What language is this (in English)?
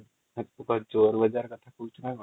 Odia